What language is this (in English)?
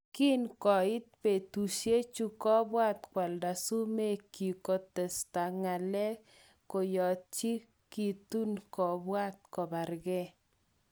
Kalenjin